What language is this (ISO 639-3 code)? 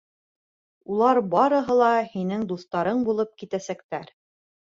bak